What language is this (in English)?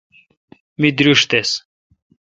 Kalkoti